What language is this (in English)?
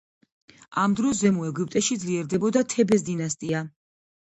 Georgian